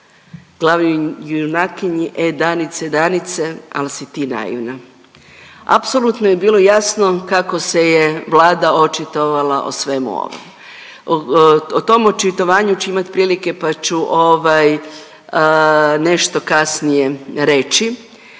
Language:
Croatian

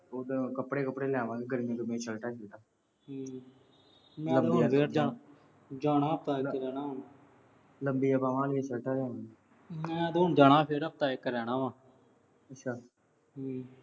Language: Punjabi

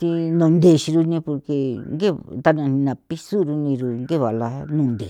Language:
San Felipe Otlaltepec Popoloca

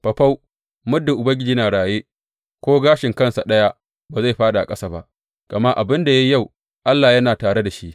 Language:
Hausa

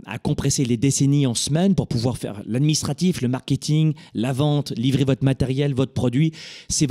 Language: French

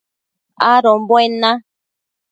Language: Matsés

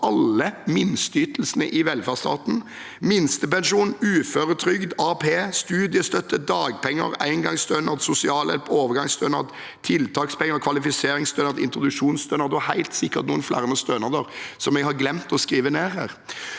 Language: Norwegian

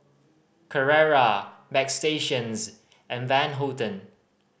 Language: English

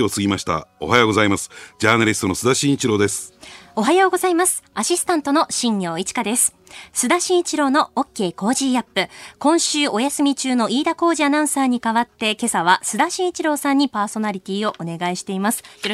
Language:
Japanese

